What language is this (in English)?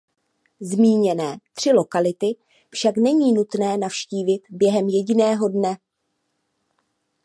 Czech